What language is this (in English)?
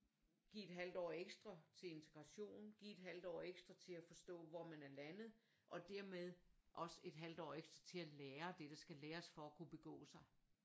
Danish